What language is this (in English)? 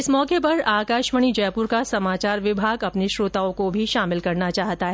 Hindi